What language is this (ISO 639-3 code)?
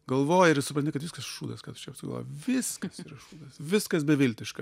lit